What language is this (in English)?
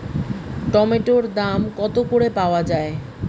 Bangla